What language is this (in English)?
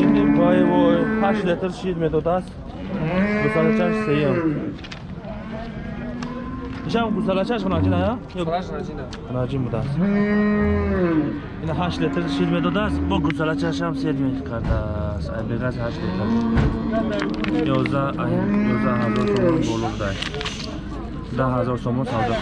Turkish